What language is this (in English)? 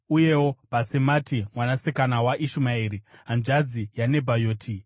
Shona